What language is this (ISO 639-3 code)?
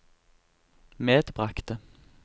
nor